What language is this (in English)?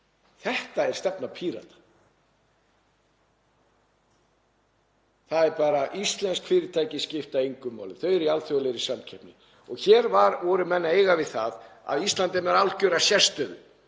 Icelandic